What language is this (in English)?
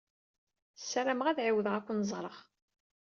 Kabyle